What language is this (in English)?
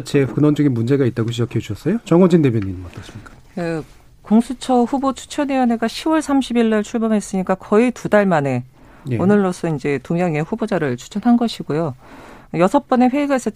Korean